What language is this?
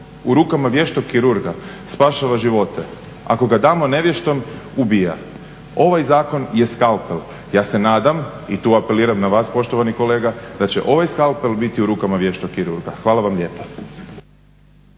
Croatian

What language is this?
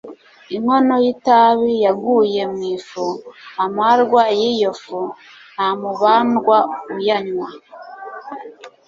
Kinyarwanda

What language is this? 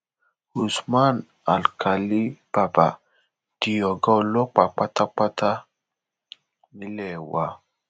Yoruba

